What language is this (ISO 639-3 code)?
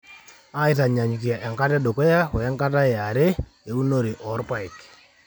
mas